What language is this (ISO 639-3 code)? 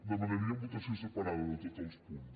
cat